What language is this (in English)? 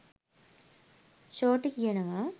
Sinhala